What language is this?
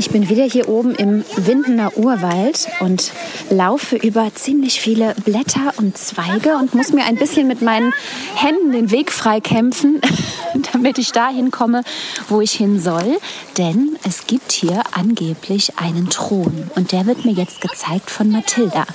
German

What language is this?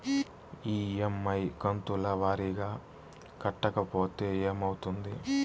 Telugu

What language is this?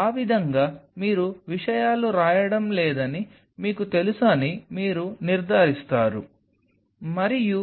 Telugu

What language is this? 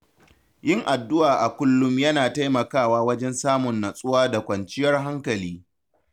Hausa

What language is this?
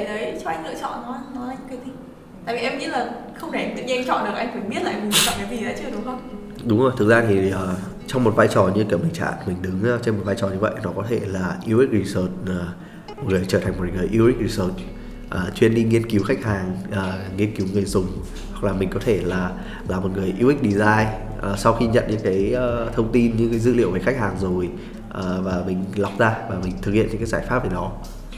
Vietnamese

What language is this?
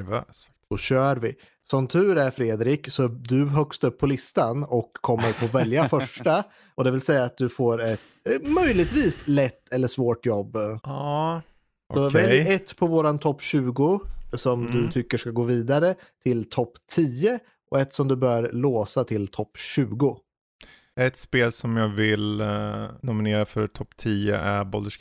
Swedish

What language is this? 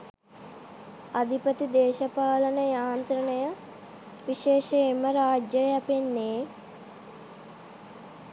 Sinhala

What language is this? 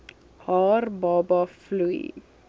Afrikaans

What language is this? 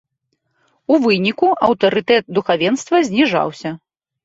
Belarusian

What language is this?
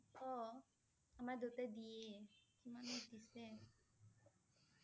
Assamese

